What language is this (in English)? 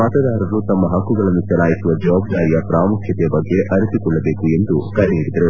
Kannada